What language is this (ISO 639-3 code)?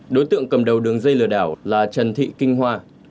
vie